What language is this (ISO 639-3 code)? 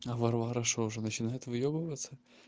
rus